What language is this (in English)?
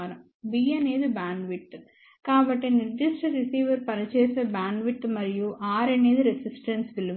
Telugu